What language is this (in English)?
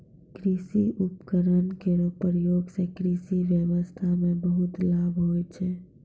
Maithili